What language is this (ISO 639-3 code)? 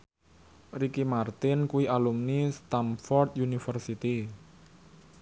jav